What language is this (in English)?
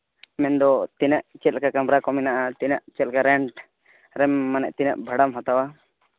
Santali